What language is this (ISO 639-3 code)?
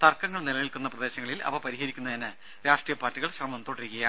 mal